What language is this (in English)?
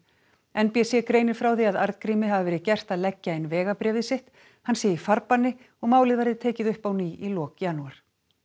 Icelandic